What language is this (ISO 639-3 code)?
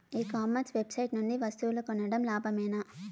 tel